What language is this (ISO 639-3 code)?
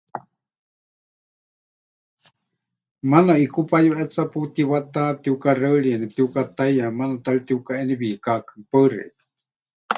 hch